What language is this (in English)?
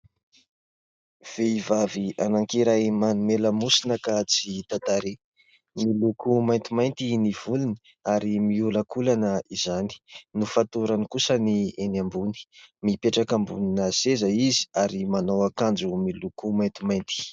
Malagasy